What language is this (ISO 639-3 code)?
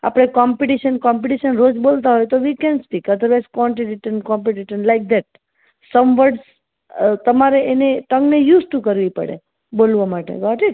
guj